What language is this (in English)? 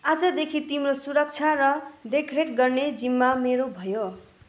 Nepali